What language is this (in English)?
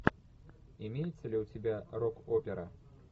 Russian